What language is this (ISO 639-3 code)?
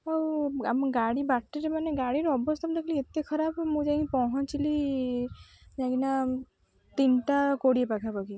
ori